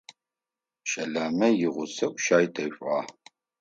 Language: Adyghe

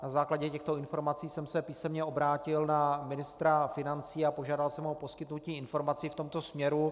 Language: Czech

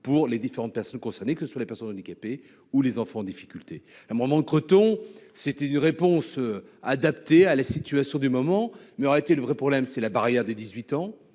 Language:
French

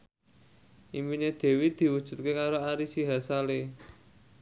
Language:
Javanese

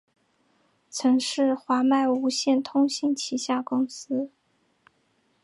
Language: Chinese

